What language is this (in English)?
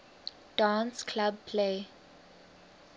English